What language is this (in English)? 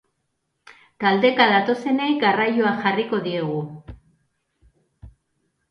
Basque